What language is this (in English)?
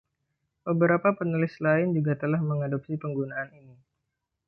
Indonesian